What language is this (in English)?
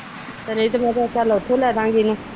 Punjabi